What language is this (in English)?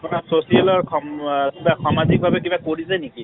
Assamese